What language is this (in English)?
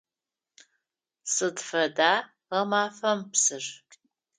Adyghe